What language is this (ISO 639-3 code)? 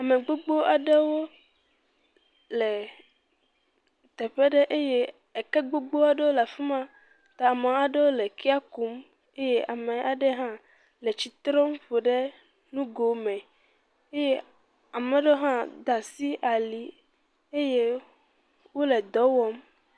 ewe